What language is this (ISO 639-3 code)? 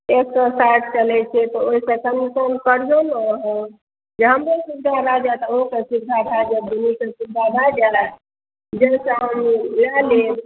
mai